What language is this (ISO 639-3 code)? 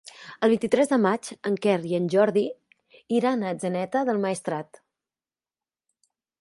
cat